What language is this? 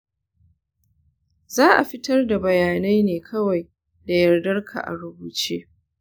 Hausa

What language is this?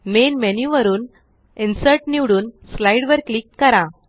Marathi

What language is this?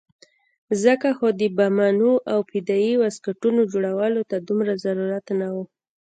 Pashto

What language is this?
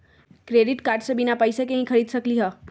Magahi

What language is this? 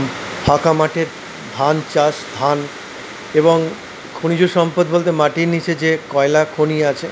Bangla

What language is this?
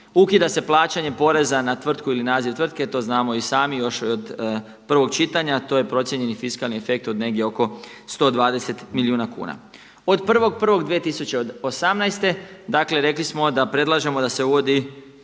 Croatian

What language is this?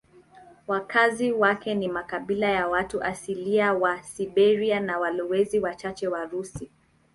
Swahili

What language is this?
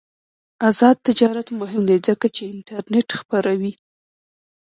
Pashto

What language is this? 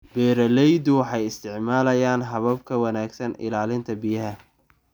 Somali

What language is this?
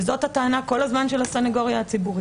Hebrew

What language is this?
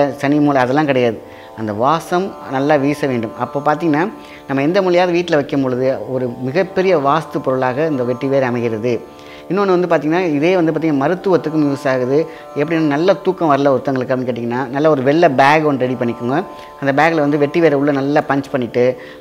Romanian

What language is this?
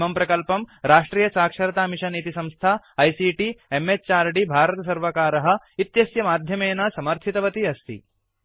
Sanskrit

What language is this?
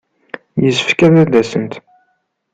Kabyle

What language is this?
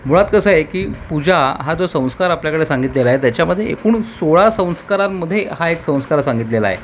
Marathi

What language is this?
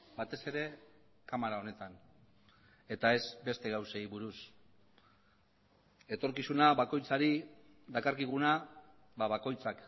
Basque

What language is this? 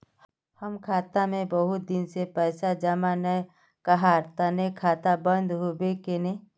Magahi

